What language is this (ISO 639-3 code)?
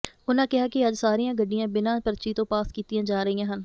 pan